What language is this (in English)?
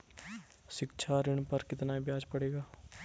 Hindi